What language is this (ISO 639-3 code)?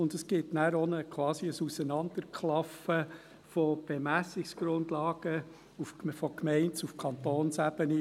gsw